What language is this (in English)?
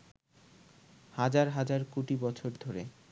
Bangla